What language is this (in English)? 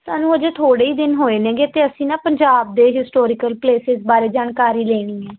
Punjabi